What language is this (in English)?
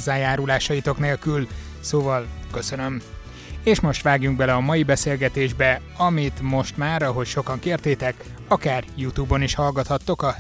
Hungarian